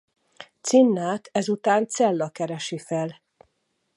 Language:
Hungarian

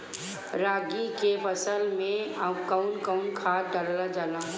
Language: Bhojpuri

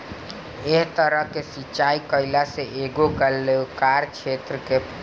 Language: Bhojpuri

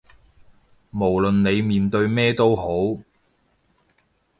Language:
Cantonese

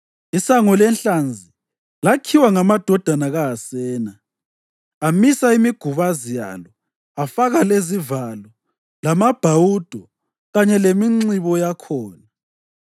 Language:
North Ndebele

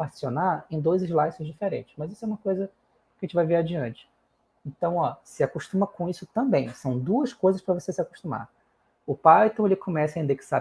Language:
Portuguese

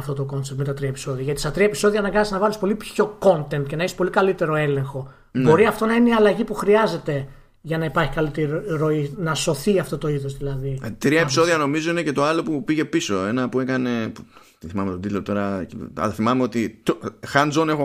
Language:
Greek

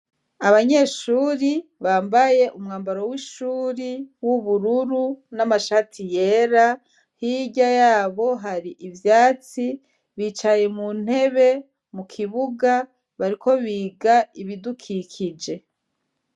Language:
Rundi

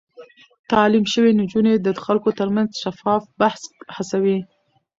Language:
Pashto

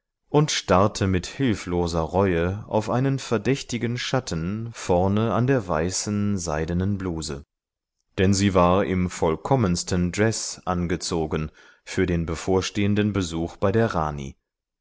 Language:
German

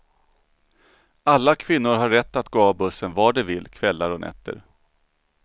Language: Swedish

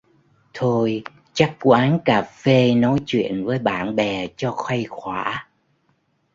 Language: Vietnamese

